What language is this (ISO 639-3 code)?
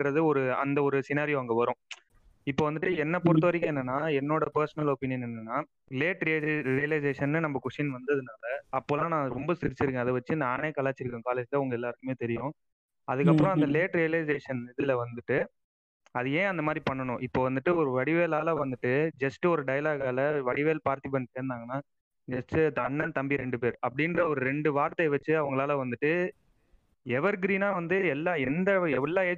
tam